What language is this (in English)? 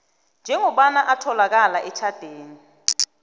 South Ndebele